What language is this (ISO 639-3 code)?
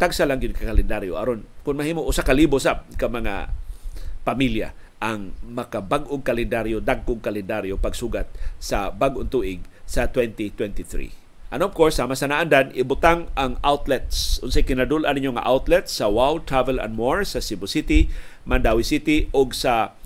fil